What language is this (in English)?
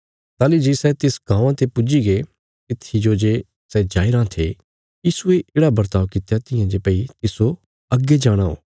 Bilaspuri